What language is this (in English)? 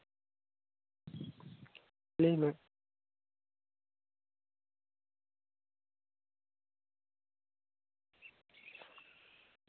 Santali